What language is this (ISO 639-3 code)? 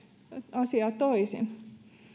fin